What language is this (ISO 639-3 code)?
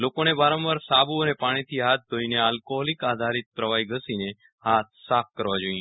guj